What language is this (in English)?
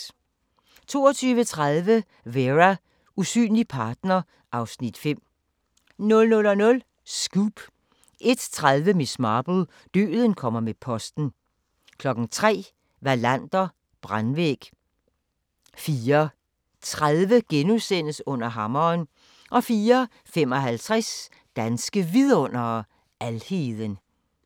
Danish